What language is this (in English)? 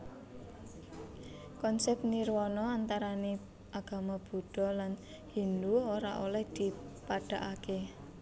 Javanese